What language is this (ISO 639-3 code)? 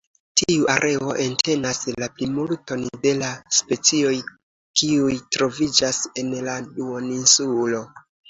epo